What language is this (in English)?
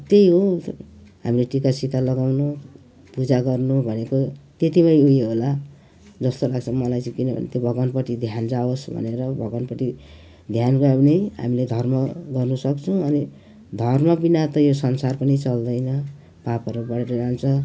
Nepali